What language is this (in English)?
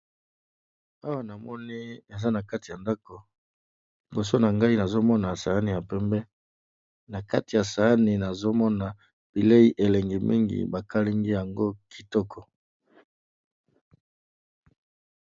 Lingala